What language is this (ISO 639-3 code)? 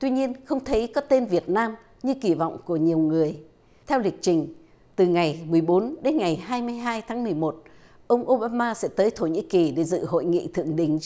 vie